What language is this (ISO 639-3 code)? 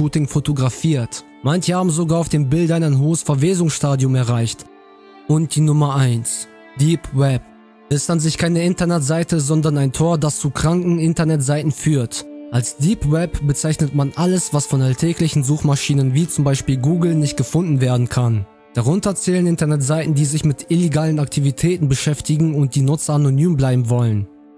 deu